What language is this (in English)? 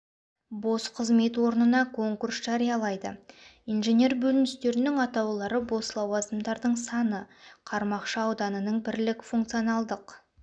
Kazakh